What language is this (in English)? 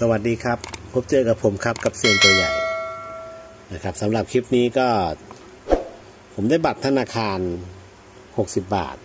Thai